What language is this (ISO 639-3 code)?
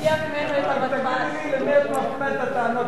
heb